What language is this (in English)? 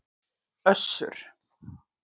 Icelandic